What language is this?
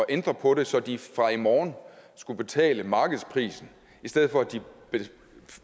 Danish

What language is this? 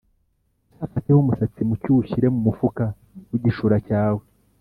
Kinyarwanda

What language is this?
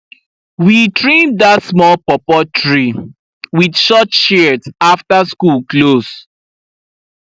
Nigerian Pidgin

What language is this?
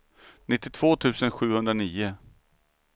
Swedish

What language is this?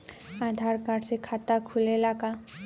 Bhojpuri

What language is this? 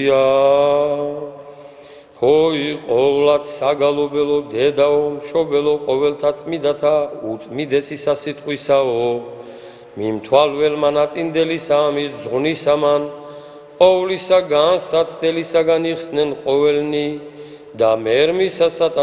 Romanian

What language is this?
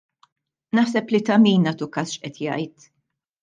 Maltese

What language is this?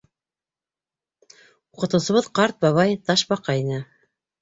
Bashkir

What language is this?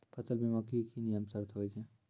Maithili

